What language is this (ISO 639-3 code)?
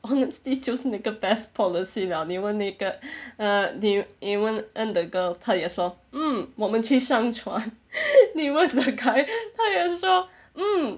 eng